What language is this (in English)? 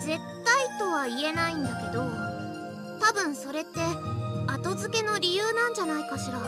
Japanese